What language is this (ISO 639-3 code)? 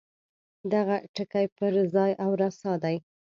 pus